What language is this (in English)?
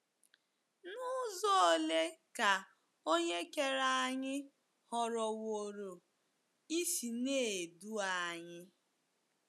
Igbo